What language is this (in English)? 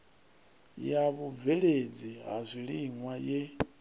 Venda